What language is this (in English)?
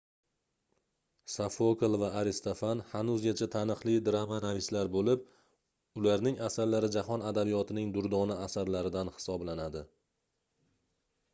Uzbek